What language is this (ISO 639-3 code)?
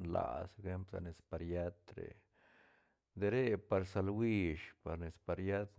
ztn